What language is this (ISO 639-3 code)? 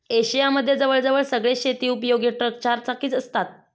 mar